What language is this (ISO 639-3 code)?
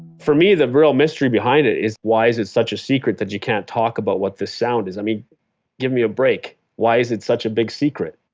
eng